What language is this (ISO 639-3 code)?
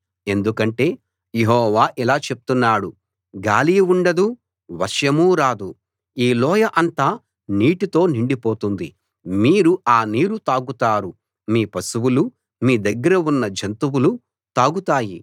tel